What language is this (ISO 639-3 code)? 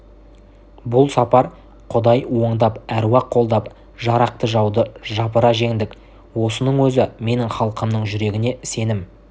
kaz